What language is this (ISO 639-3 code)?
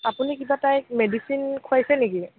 asm